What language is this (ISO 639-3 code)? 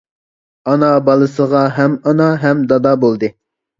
uig